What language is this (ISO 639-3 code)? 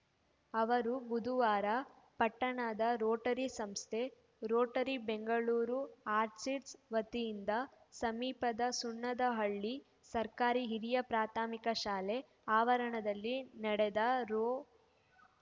kan